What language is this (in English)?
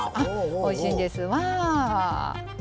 Japanese